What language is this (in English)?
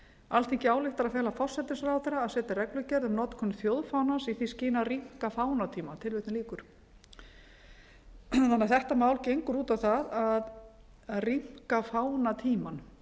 Icelandic